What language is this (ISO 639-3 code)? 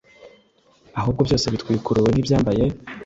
kin